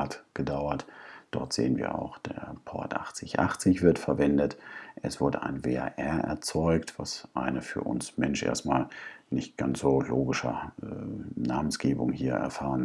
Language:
German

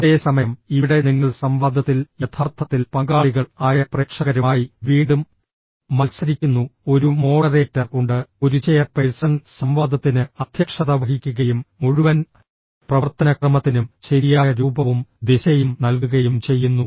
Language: Malayalam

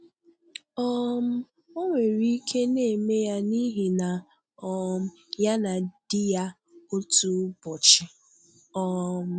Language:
Igbo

